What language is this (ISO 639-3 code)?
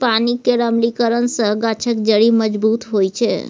mai